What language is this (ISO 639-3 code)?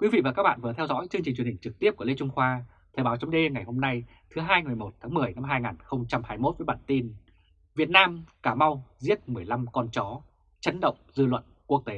vie